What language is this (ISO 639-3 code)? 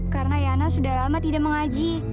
ind